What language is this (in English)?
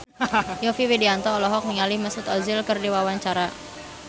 Sundanese